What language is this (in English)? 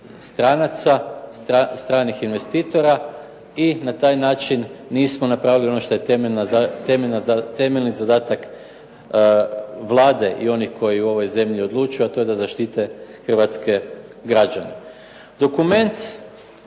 Croatian